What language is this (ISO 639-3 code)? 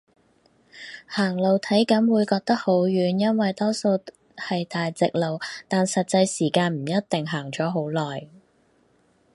yue